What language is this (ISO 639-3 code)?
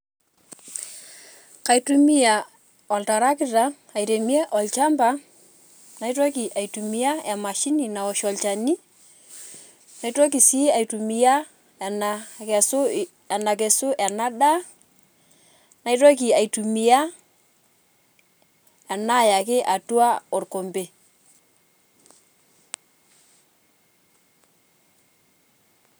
mas